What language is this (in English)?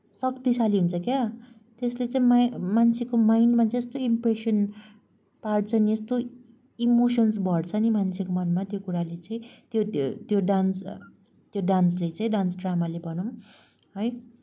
Nepali